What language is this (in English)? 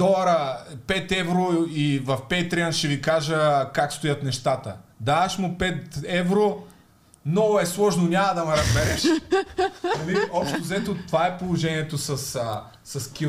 Bulgarian